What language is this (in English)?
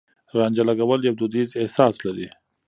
Pashto